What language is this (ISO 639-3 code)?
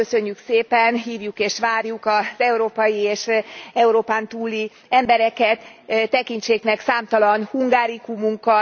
hun